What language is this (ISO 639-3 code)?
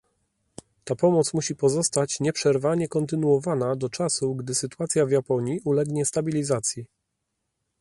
pol